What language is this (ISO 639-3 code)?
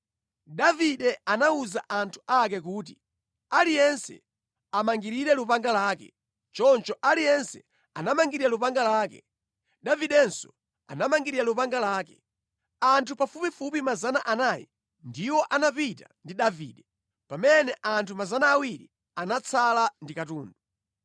nya